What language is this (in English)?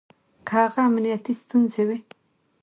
Pashto